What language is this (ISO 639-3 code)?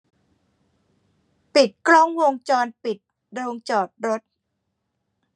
tha